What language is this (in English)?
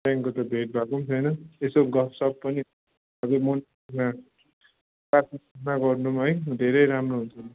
Nepali